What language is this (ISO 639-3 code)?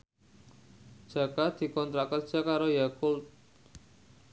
jav